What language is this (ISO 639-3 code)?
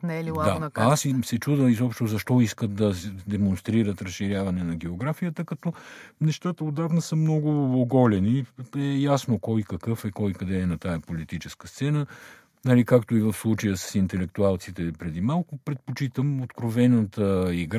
bul